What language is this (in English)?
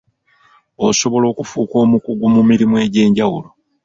Ganda